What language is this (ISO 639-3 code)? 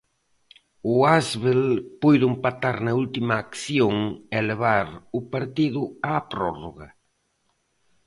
glg